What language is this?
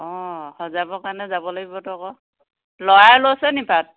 Assamese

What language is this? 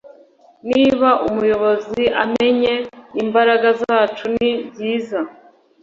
Kinyarwanda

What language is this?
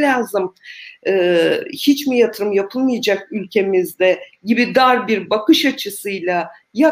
Turkish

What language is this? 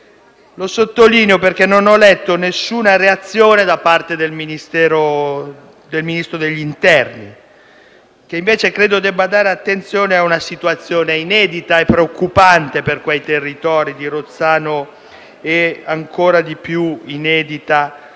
Italian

